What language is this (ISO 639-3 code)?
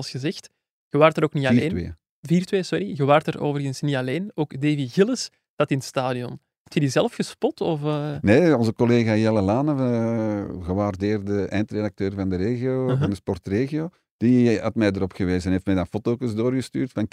nld